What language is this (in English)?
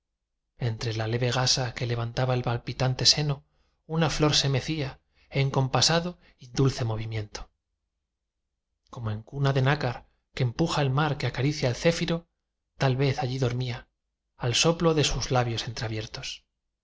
Spanish